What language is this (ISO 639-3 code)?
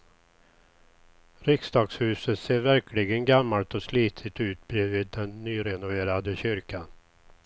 swe